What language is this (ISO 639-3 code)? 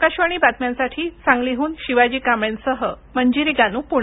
mar